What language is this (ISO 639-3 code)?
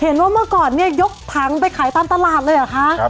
tha